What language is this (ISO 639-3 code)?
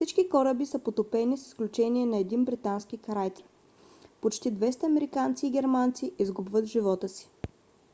bul